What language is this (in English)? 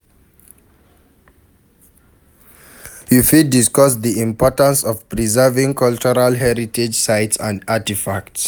Nigerian Pidgin